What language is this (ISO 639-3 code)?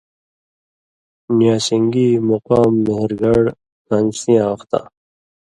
mvy